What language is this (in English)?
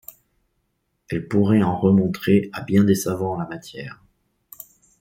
French